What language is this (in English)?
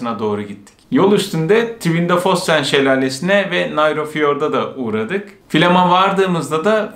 Turkish